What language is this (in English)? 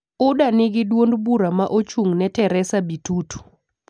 Luo (Kenya and Tanzania)